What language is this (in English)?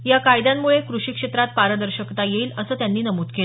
Marathi